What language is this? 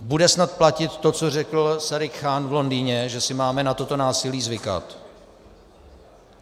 Czech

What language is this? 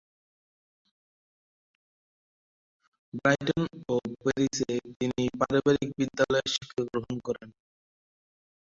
Bangla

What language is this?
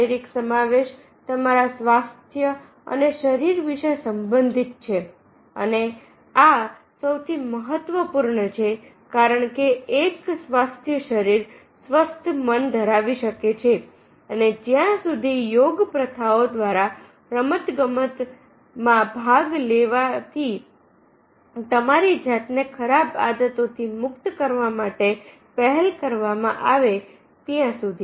Gujarati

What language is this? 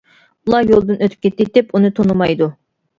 Uyghur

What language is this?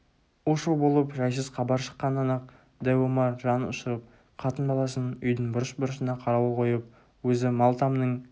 Kazakh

